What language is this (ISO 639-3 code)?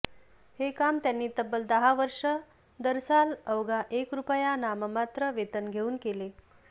mar